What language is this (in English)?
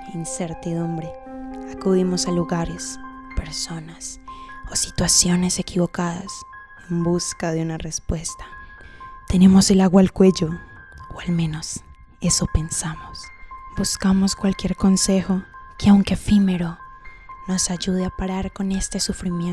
Spanish